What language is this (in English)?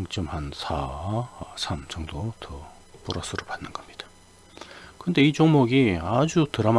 Korean